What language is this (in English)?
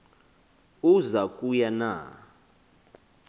Xhosa